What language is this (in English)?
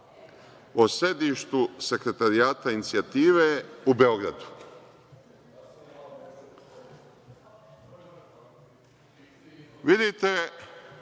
Serbian